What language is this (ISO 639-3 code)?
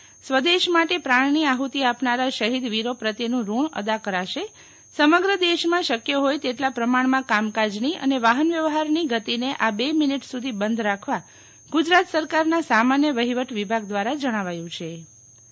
guj